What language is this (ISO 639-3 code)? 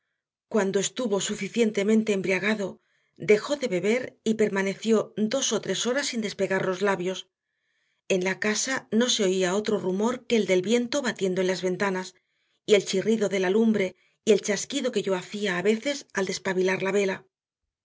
spa